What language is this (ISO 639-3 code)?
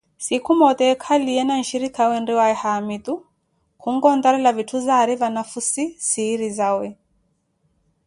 eko